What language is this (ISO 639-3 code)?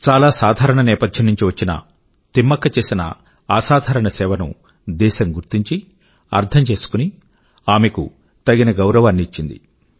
tel